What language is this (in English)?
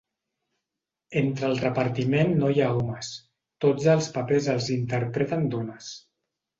Catalan